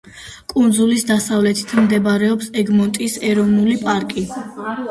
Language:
Georgian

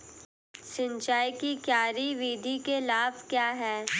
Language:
Hindi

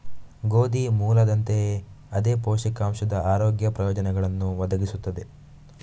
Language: Kannada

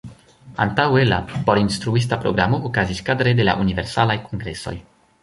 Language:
Esperanto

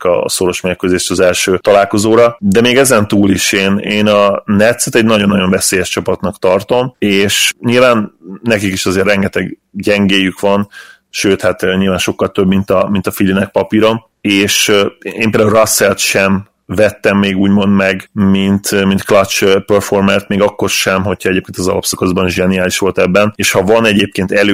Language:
Hungarian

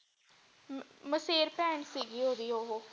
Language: Punjabi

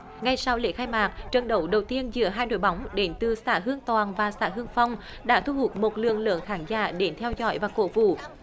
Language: Vietnamese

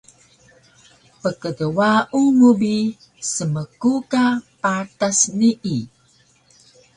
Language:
Taroko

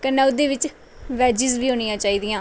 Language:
Dogri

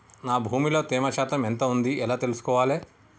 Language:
Telugu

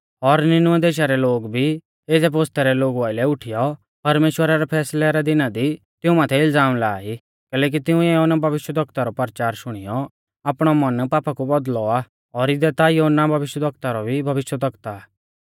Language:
Mahasu Pahari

